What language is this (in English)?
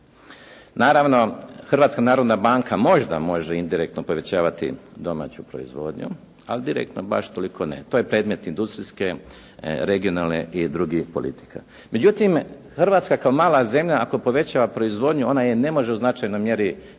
Croatian